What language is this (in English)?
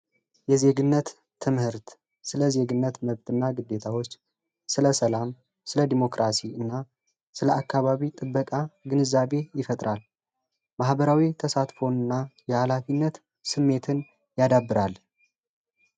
Amharic